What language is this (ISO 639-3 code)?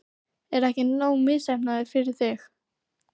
isl